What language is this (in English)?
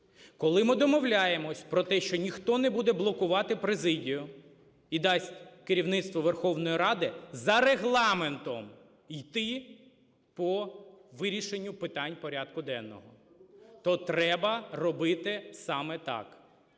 Ukrainian